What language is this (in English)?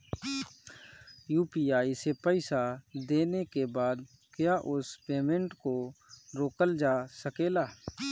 Bhojpuri